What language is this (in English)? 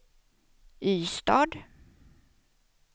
Swedish